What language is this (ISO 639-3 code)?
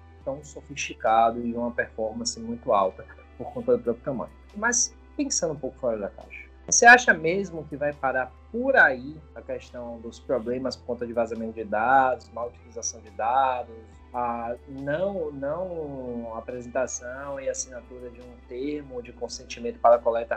por